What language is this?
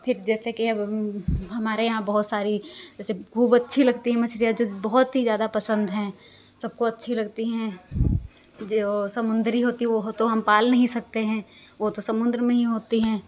Hindi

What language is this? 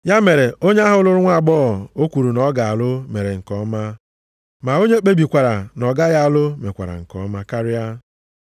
Igbo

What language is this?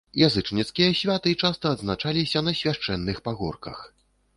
Belarusian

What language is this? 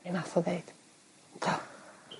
Welsh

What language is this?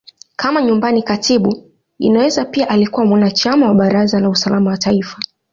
Swahili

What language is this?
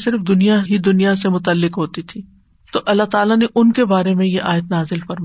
Urdu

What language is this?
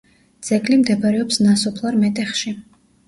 Georgian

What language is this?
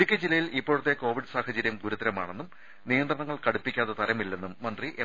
Malayalam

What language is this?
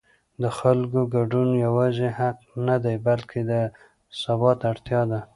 Pashto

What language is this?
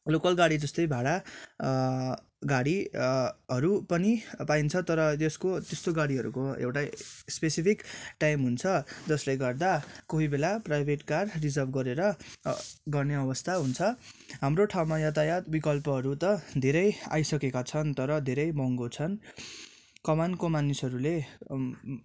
Nepali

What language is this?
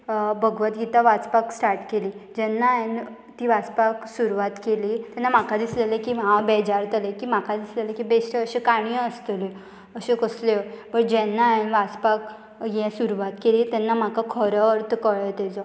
Konkani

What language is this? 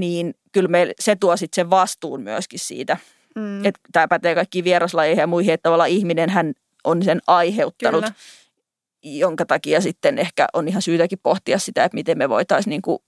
Finnish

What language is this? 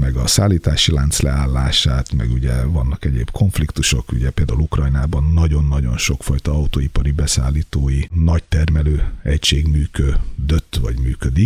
Hungarian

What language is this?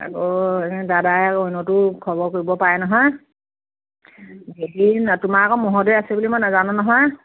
Assamese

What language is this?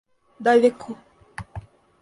Russian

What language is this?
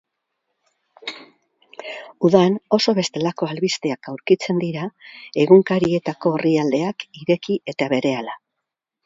Basque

